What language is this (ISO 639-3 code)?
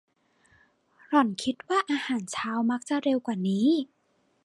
tha